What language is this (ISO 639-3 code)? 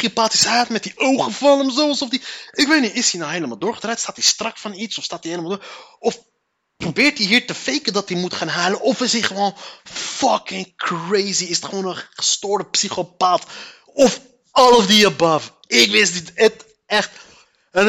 nld